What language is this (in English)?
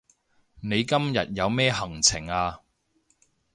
Cantonese